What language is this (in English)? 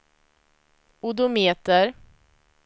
Swedish